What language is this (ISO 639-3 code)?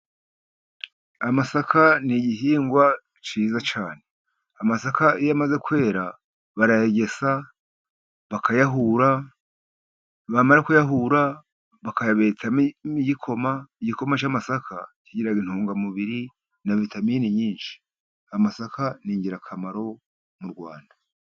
kin